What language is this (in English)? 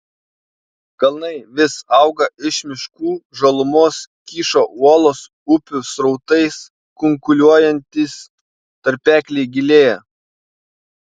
Lithuanian